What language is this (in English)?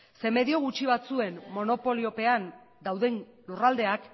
Basque